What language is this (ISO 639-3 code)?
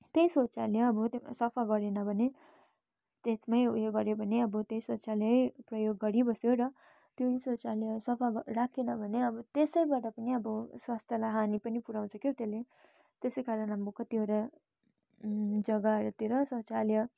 nep